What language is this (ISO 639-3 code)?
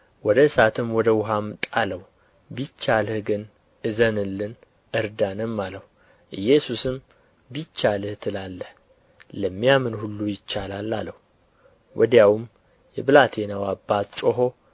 amh